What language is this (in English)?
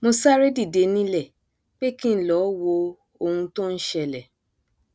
Yoruba